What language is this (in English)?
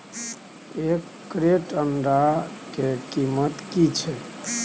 Maithili